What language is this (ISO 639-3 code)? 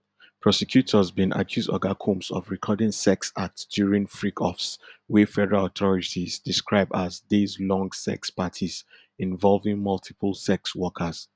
pcm